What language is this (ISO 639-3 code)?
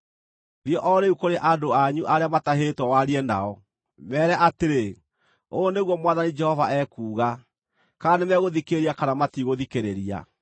kik